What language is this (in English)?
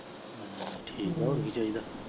Punjabi